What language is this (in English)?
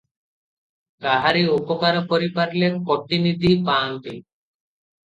Odia